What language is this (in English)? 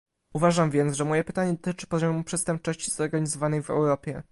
Polish